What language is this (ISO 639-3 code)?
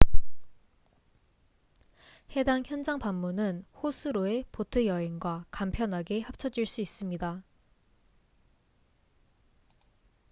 kor